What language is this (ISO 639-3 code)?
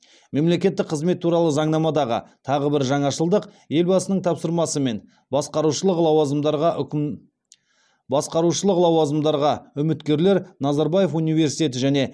kaz